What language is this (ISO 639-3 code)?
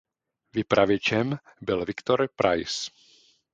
ces